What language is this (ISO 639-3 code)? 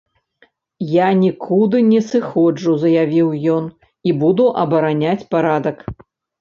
bel